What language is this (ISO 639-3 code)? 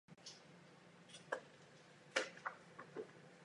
ces